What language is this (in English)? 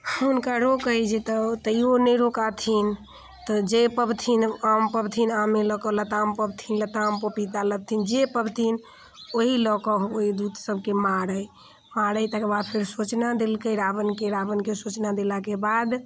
Maithili